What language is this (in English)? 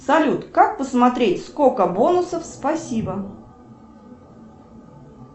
Russian